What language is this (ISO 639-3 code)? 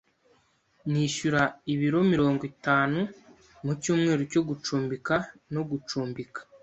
kin